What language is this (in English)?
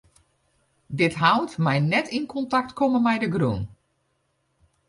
Western Frisian